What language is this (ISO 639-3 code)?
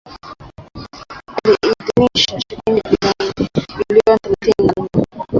swa